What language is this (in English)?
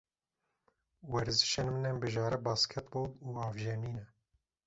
Kurdish